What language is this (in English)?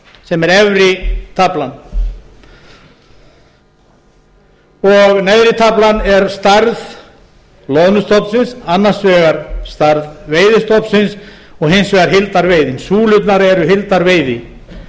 Icelandic